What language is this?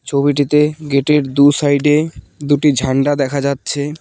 Bangla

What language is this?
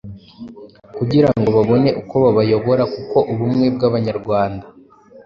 Kinyarwanda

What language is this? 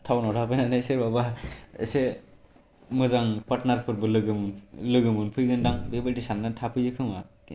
Bodo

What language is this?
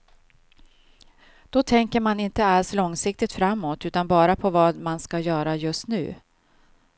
Swedish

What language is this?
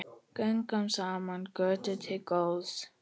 Icelandic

